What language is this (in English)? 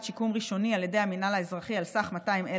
Hebrew